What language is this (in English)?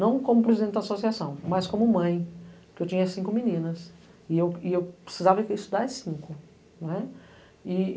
Portuguese